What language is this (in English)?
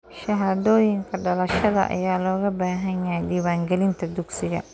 Somali